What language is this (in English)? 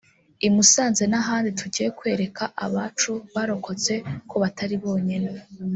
Kinyarwanda